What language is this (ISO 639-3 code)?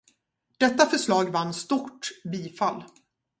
swe